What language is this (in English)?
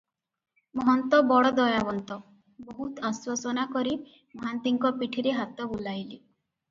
Odia